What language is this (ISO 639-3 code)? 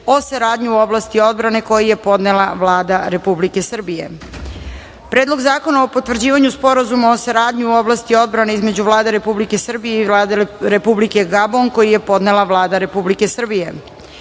srp